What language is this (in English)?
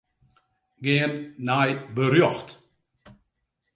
Western Frisian